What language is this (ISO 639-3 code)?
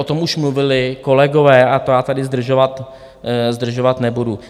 ces